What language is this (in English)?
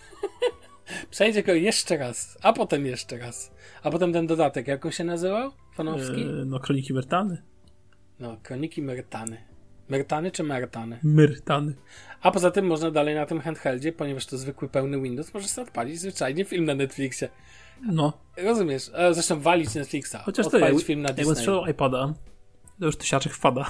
Polish